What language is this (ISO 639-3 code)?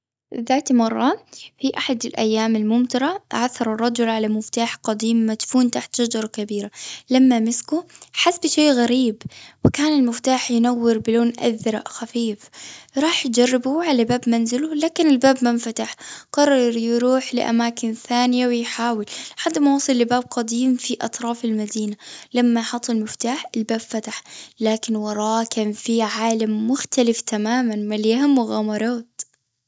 afb